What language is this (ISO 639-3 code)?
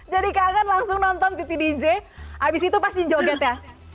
ind